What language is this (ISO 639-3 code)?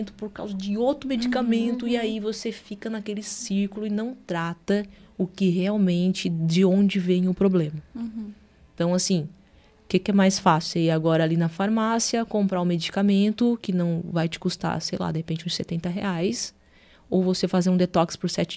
por